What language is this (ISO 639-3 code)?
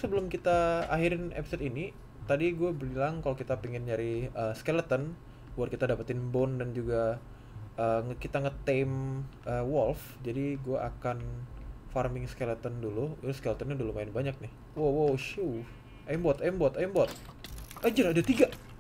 ind